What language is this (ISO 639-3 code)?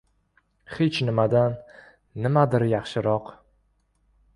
uzb